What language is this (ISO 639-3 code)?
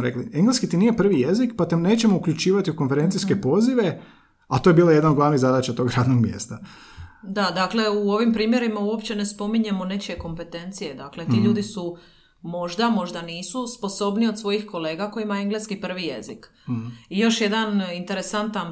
hrv